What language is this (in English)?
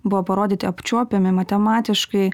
Lithuanian